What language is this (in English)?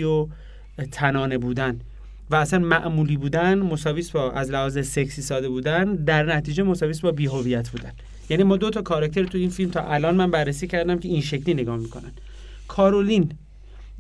Persian